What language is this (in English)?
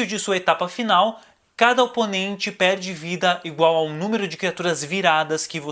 Portuguese